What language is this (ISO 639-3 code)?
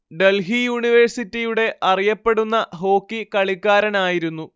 mal